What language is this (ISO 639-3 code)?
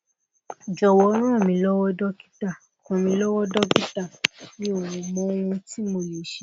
yor